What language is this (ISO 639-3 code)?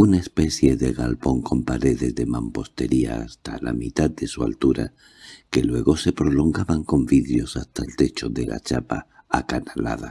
spa